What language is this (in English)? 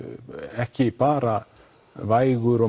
Icelandic